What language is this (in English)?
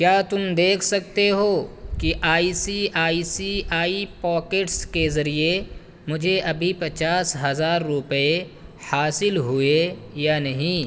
Urdu